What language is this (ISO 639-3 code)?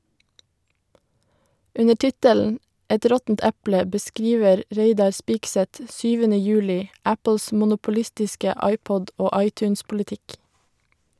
nor